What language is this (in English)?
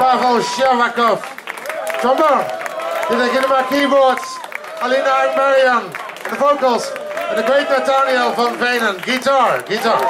Dutch